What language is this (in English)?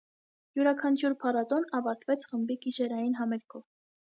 Armenian